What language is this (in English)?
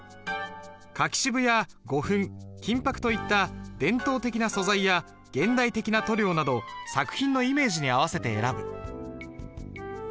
Japanese